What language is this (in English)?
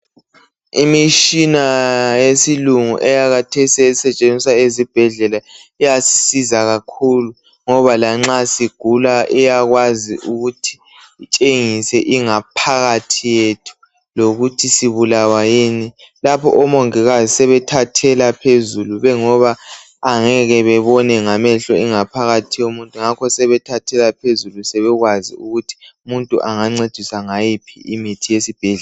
North Ndebele